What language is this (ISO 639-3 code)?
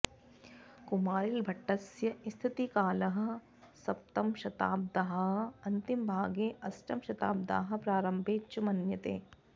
san